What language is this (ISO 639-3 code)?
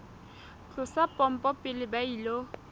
sot